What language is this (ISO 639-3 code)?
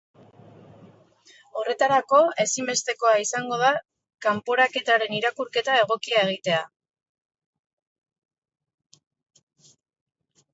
eus